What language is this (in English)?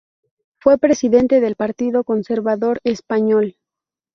Spanish